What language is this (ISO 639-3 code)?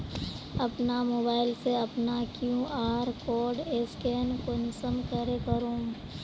mag